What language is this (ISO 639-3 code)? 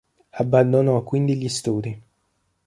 ita